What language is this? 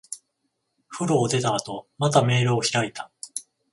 Japanese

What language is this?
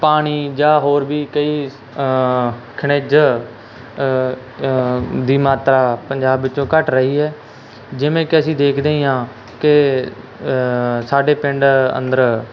Punjabi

